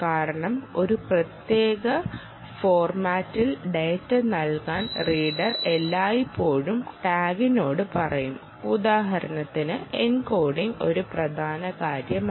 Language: Malayalam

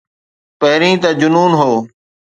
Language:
Sindhi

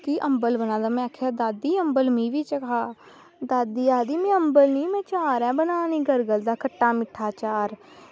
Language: Dogri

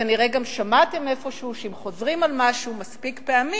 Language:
Hebrew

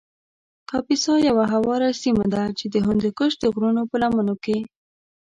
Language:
Pashto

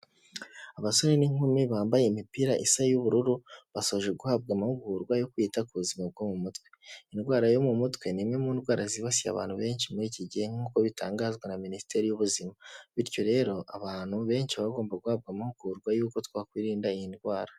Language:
Kinyarwanda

